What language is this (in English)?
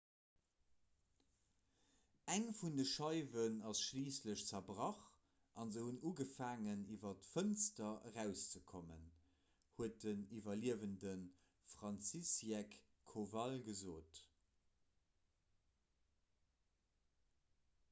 Luxembourgish